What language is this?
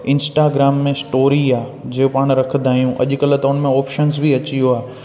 Sindhi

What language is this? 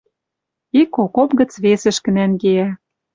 Western Mari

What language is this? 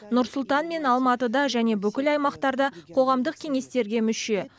Kazakh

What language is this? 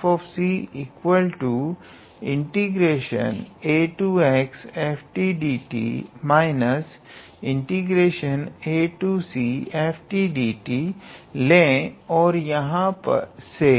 Hindi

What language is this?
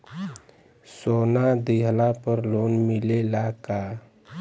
Bhojpuri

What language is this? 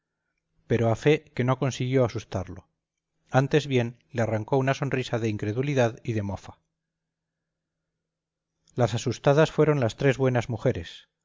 Spanish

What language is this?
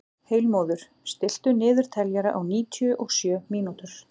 Icelandic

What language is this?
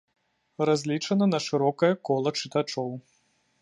Belarusian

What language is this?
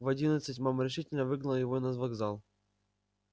Russian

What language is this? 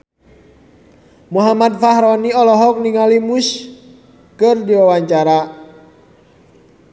Sundanese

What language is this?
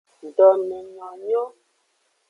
Aja (Benin)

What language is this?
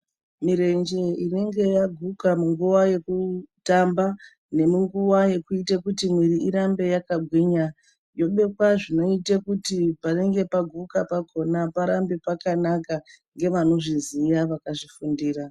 Ndau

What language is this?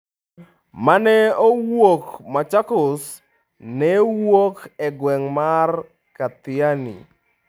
Luo (Kenya and Tanzania)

